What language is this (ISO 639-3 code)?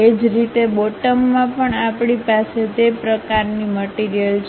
guj